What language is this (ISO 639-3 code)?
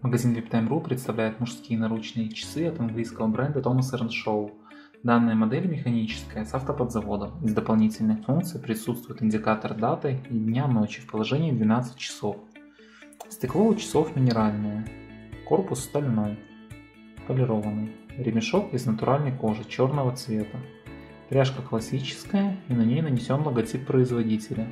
rus